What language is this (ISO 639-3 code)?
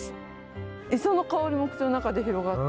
jpn